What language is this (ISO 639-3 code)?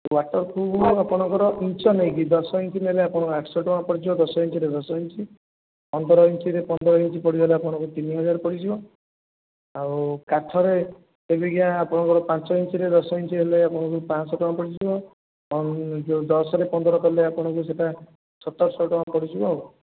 ori